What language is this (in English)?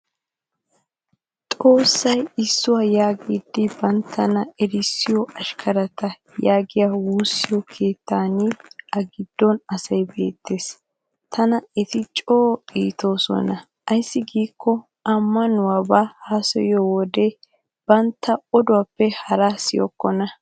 Wolaytta